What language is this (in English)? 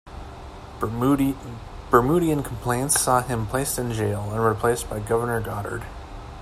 English